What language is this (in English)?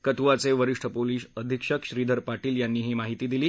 Marathi